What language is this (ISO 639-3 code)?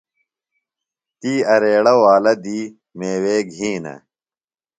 phl